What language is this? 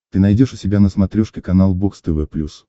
Russian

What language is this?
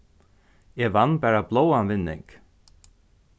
Faroese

